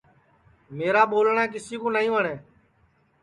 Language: Sansi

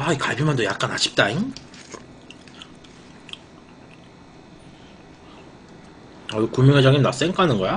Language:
Korean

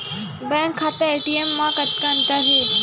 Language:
Chhattisgarhi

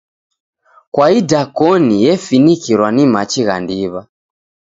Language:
Taita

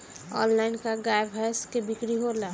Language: Bhojpuri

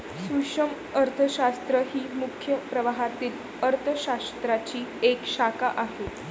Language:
Marathi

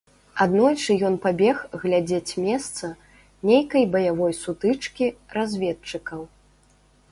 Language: Belarusian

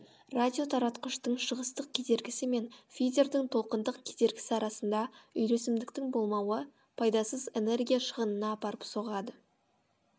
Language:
Kazakh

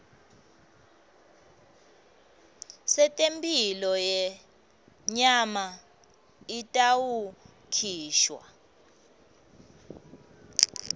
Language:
Swati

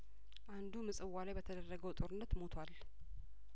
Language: Amharic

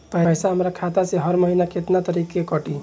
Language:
Bhojpuri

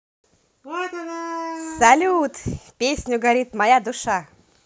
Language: Russian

